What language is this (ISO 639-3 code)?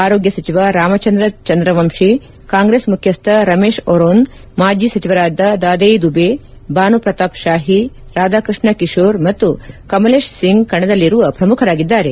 kan